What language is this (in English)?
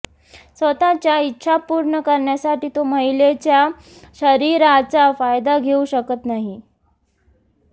Marathi